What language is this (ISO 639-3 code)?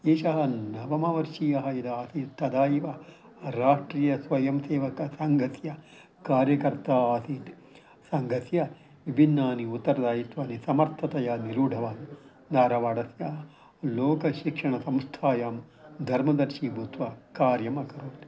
san